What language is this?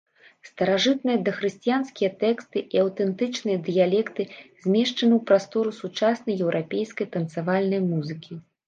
Belarusian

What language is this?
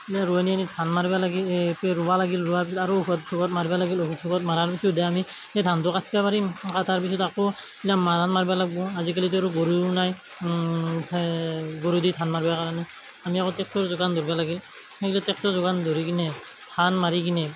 Assamese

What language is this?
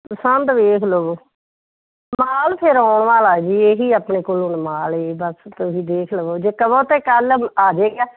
Punjabi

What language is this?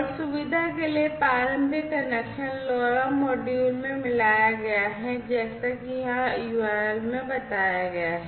Hindi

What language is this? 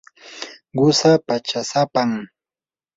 Yanahuanca Pasco Quechua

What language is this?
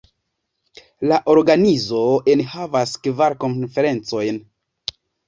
Esperanto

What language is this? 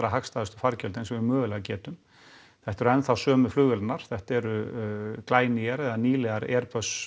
Icelandic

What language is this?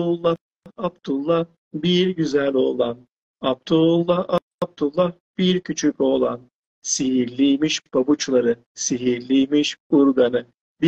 Turkish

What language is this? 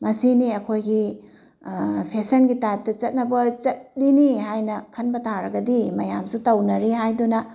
Manipuri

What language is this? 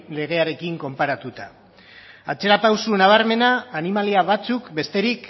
Basque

